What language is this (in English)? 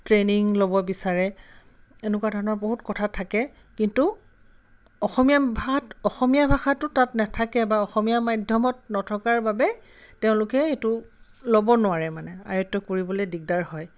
Assamese